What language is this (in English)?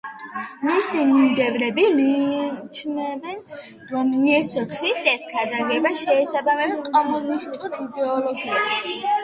Georgian